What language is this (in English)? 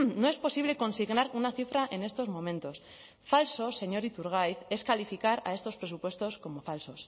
Spanish